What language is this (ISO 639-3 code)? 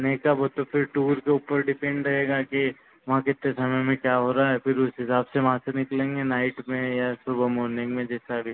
hin